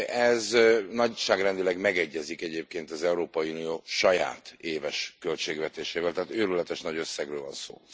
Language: Hungarian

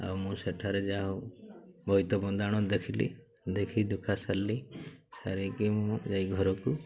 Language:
Odia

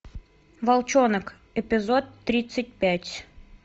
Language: Russian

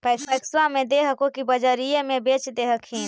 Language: Magahi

